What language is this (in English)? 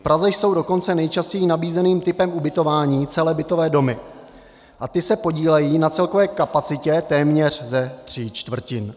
Czech